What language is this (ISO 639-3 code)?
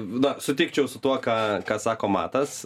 lit